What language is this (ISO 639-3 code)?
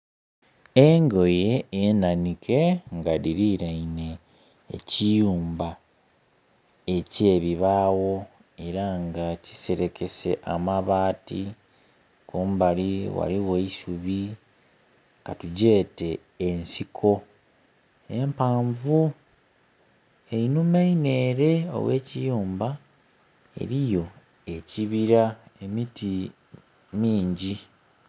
xog